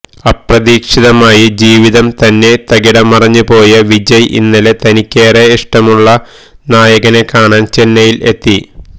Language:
Malayalam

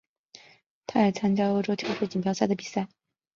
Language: Chinese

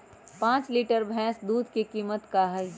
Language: Magahi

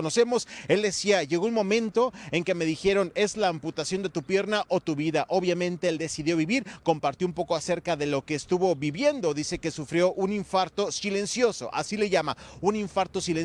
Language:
Spanish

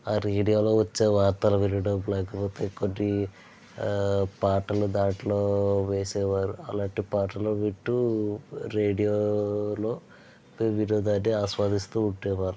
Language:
Telugu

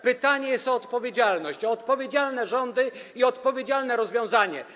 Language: Polish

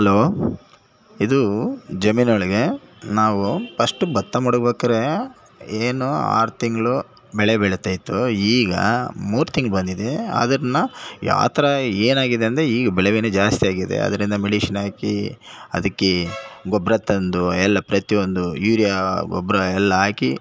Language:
Kannada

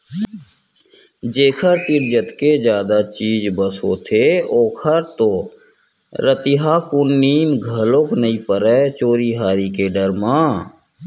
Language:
Chhattisgarhi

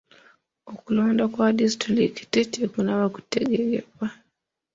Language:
Ganda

